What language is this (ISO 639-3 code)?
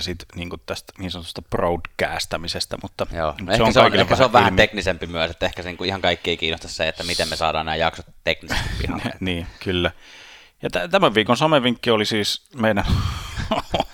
fin